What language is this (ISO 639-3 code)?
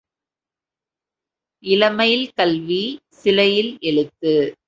tam